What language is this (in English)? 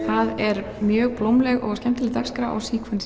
Icelandic